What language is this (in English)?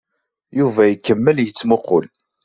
Kabyle